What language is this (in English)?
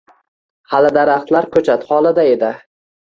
Uzbek